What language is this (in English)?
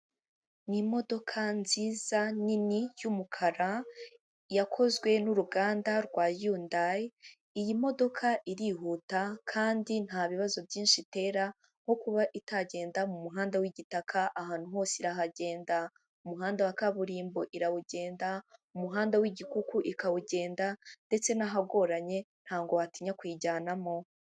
Kinyarwanda